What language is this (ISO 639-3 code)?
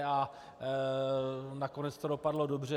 ces